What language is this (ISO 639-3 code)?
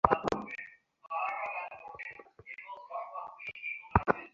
ben